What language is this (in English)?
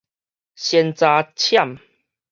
Min Nan Chinese